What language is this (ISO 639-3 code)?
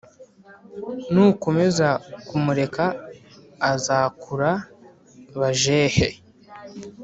kin